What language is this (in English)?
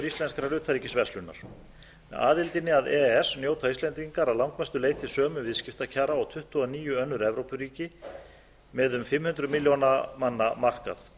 Icelandic